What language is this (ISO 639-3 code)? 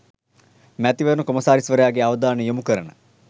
sin